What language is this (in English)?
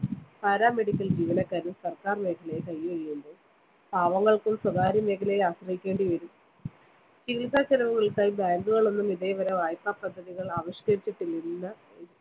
Malayalam